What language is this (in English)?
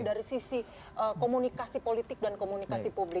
Indonesian